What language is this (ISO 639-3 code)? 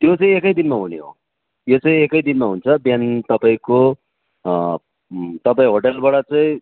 nep